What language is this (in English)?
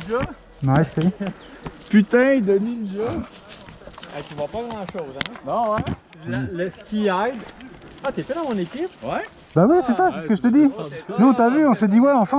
French